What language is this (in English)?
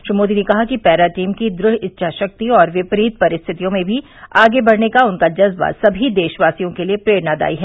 Hindi